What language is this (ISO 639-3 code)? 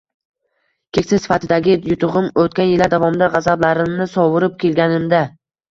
uzb